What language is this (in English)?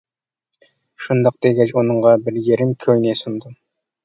Uyghur